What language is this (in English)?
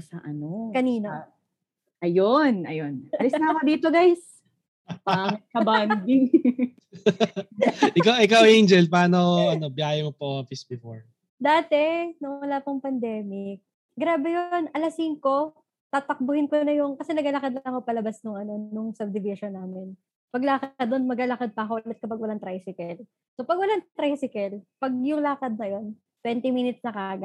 Filipino